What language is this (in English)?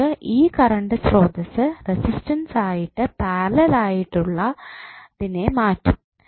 Malayalam